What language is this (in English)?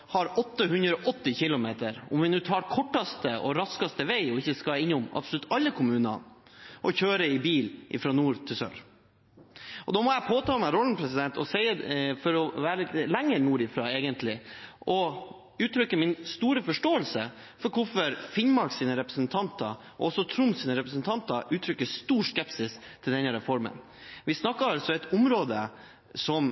Norwegian Bokmål